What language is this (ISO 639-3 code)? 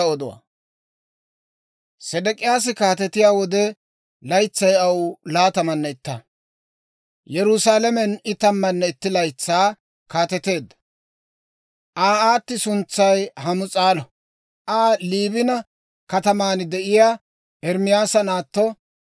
dwr